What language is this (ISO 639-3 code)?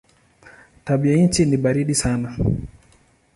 swa